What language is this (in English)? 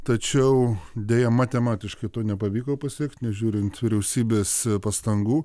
Lithuanian